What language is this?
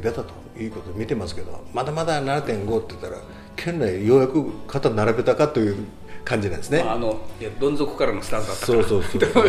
Japanese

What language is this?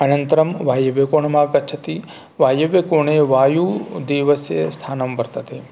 Sanskrit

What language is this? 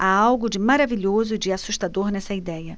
Portuguese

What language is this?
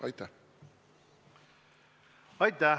Estonian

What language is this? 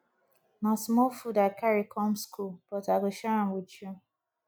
Nigerian Pidgin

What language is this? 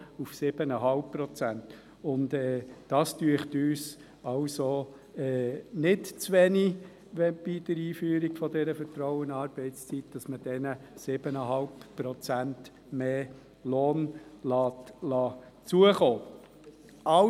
Swiss German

